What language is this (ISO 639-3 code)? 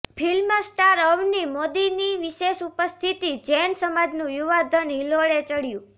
guj